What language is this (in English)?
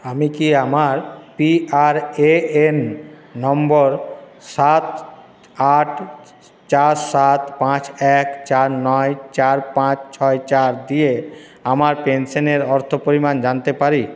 Bangla